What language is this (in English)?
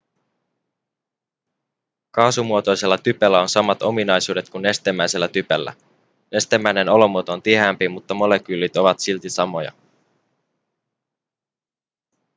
Finnish